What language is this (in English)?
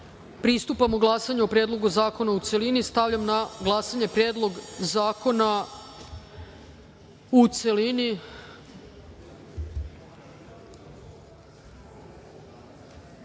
Serbian